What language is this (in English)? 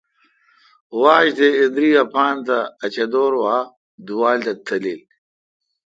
Kalkoti